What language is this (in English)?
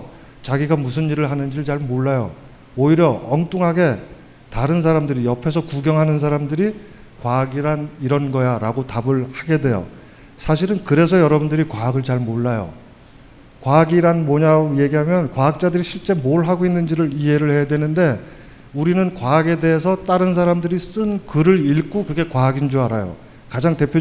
Korean